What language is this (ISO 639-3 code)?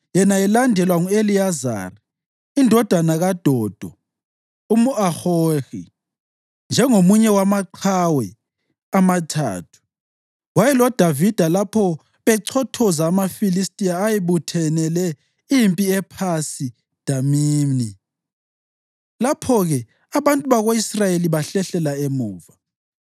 nde